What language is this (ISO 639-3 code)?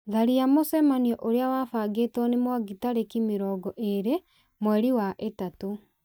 kik